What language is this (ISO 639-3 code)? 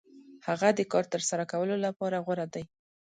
pus